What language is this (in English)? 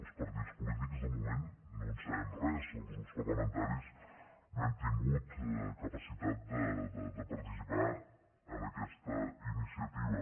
Catalan